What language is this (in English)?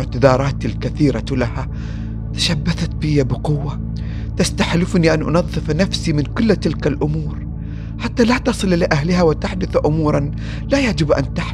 Arabic